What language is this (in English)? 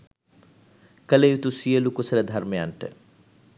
Sinhala